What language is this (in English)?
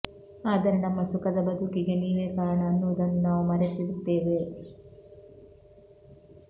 Kannada